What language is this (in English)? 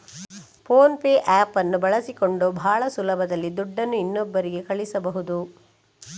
Kannada